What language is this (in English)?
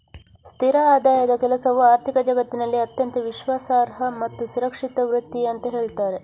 Kannada